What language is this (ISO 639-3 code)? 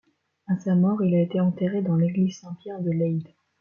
fra